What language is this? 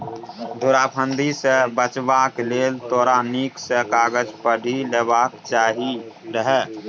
Maithili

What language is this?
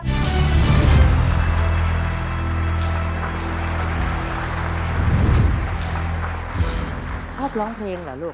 Thai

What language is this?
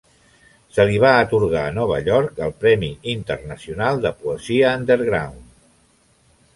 Catalan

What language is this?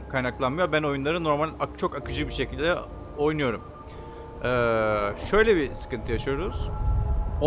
Turkish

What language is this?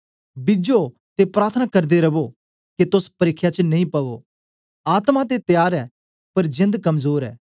Dogri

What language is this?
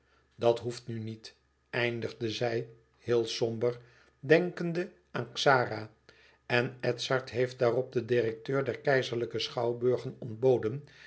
Dutch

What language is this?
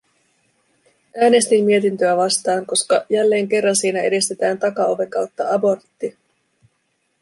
Finnish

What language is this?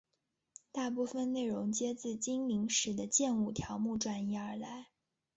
Chinese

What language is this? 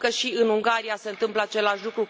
Romanian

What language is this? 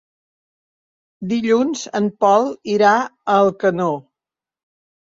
Catalan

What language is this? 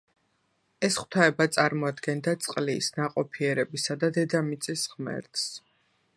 Georgian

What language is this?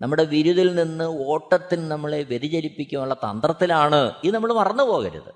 Malayalam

